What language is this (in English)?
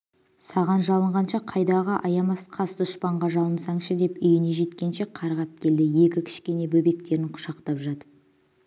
Kazakh